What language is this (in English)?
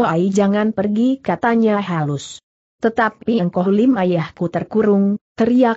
Indonesian